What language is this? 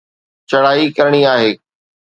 Sindhi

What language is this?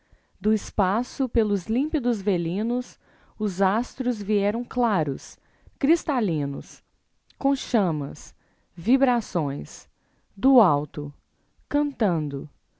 Portuguese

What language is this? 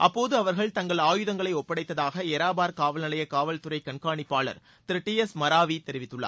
Tamil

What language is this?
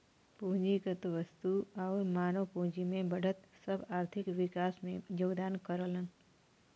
Bhojpuri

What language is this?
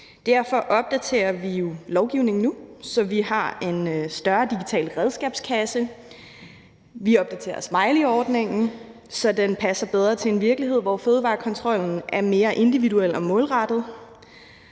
Danish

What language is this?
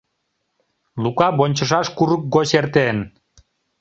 Mari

